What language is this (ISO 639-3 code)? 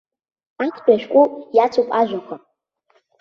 abk